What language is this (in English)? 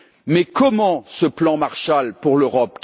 French